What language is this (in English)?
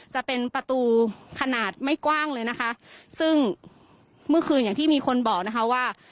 Thai